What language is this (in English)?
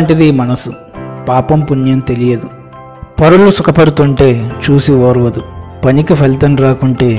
Telugu